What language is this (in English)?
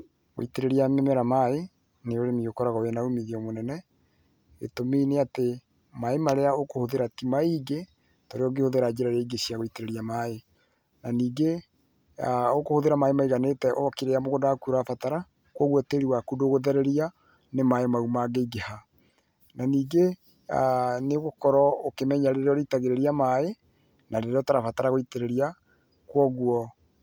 Kikuyu